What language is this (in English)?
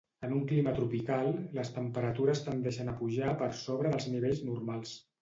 Catalan